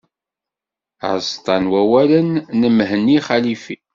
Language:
Kabyle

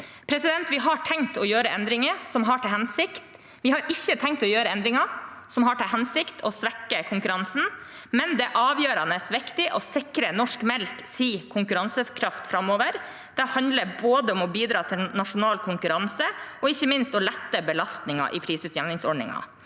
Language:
Norwegian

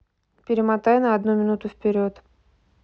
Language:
Russian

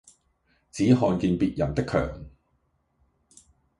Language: Cantonese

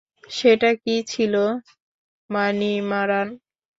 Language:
Bangla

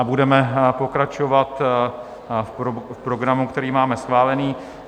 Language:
Czech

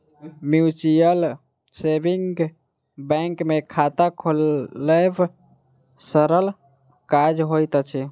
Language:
Maithili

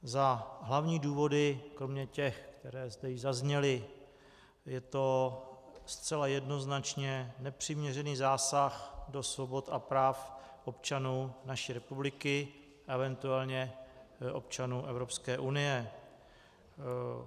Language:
Czech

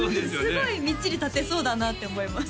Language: Japanese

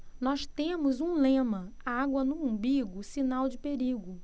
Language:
Portuguese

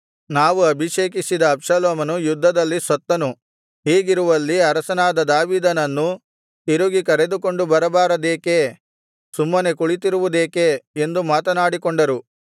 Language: Kannada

